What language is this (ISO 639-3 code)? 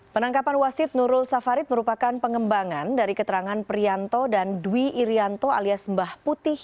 ind